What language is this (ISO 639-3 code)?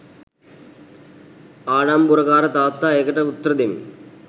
sin